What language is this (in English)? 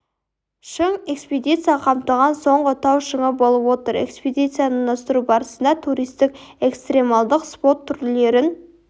Kazakh